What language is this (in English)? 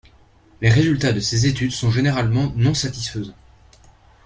French